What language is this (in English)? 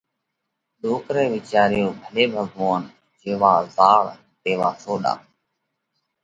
Parkari Koli